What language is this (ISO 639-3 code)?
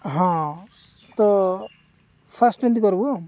ori